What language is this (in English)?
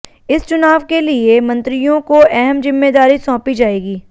Hindi